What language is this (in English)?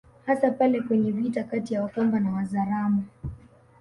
Swahili